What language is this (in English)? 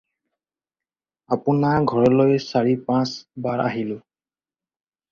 Assamese